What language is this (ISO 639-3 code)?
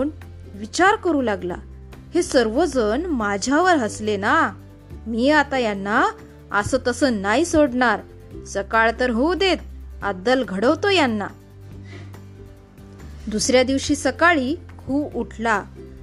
mar